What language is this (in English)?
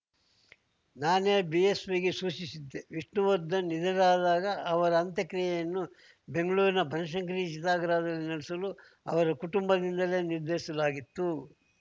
Kannada